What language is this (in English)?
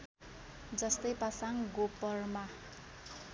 Nepali